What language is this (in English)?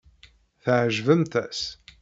Kabyle